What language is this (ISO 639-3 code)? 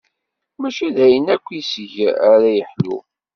kab